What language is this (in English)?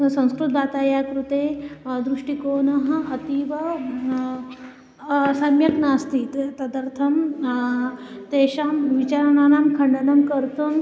Sanskrit